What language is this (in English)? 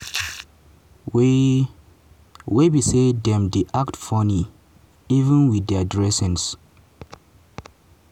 Nigerian Pidgin